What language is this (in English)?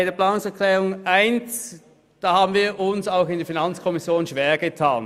Swiss German